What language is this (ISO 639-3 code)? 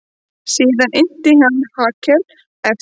isl